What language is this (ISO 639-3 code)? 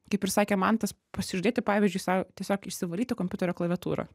lit